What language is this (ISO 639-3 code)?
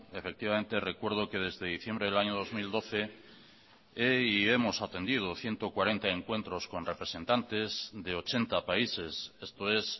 spa